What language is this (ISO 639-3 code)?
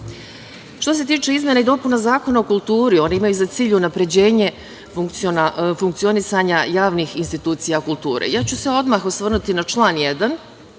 srp